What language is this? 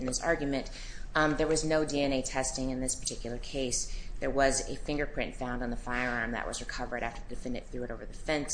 English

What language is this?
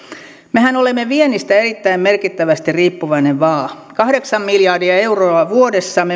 Finnish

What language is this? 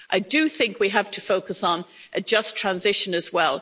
English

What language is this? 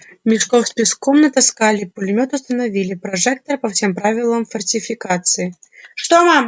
Russian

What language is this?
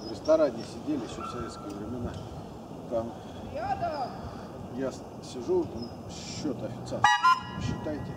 Russian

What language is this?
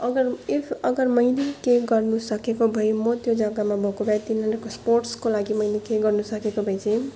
Nepali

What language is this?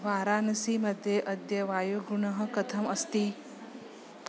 Sanskrit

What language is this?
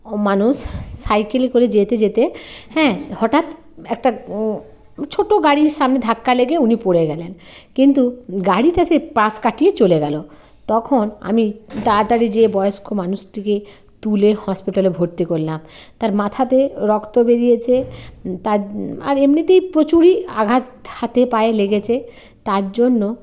Bangla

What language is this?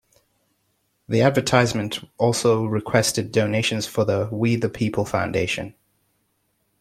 English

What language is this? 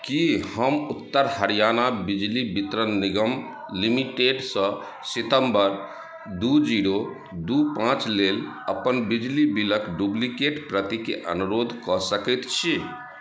Maithili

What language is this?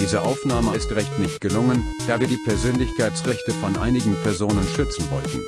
German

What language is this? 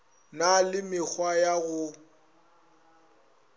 Northern Sotho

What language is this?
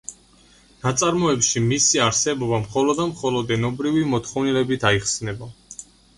Georgian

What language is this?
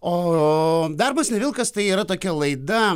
Lithuanian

